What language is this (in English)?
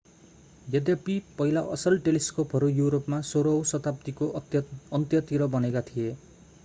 Nepali